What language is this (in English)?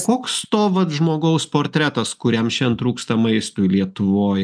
Lithuanian